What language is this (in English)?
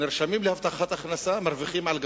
Hebrew